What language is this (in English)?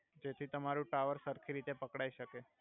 Gujarati